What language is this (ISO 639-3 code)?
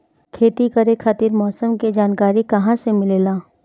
bho